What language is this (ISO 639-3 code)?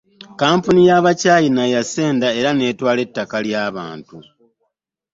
lug